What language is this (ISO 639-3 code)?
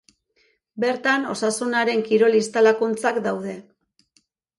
eus